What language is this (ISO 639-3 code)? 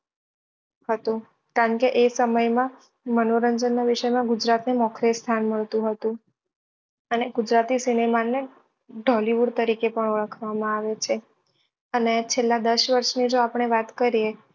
guj